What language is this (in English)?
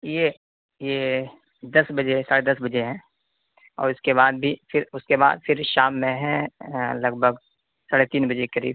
Urdu